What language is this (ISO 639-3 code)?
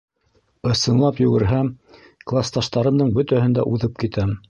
bak